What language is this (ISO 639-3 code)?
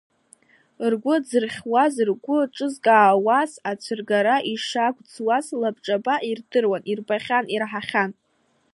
abk